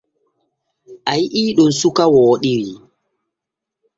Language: Borgu Fulfulde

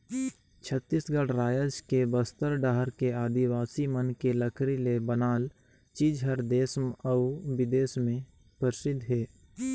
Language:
Chhattisgarhi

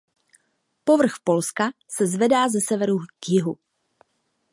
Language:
Czech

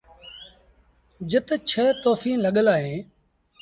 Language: Sindhi Bhil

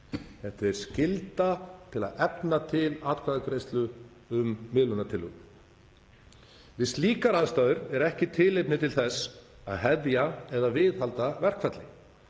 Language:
Icelandic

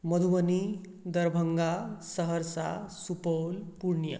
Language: Maithili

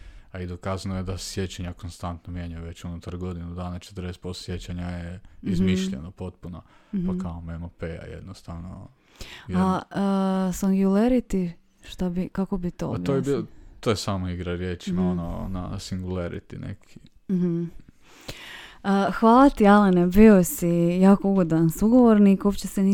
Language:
Croatian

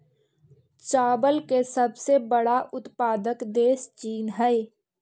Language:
Magahi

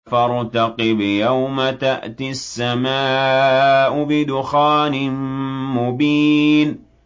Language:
Arabic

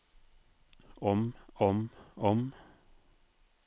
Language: Norwegian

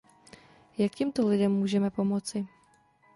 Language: Czech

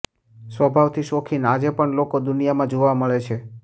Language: Gujarati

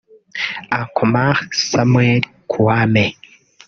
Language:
Kinyarwanda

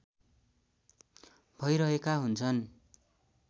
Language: Nepali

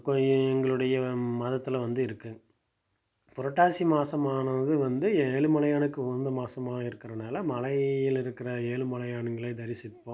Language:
Tamil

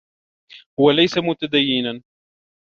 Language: Arabic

